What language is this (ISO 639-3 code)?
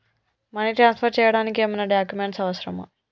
tel